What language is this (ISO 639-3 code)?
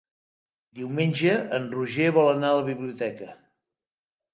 cat